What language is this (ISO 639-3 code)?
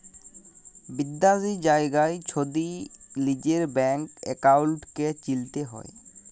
ben